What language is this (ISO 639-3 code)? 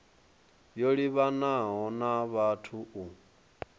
ven